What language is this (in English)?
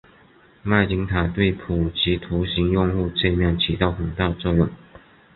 Chinese